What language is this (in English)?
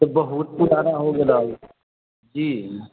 Maithili